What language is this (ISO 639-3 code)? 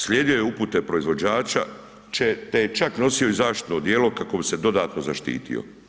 hrv